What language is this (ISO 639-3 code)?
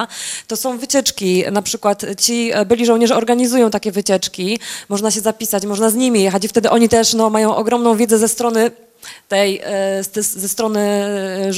pol